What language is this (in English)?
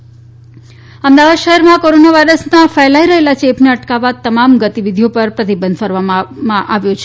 Gujarati